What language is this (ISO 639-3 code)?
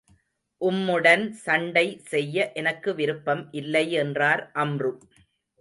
tam